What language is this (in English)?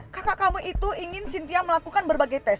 Indonesian